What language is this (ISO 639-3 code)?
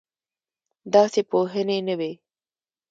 pus